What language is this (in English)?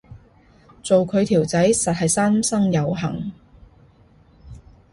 Cantonese